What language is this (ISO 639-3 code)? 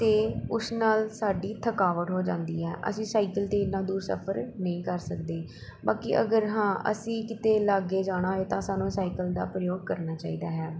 pan